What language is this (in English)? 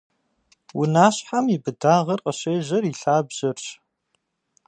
Kabardian